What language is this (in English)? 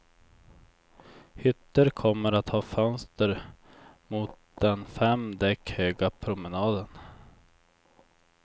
Swedish